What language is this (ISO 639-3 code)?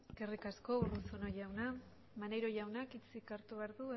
eus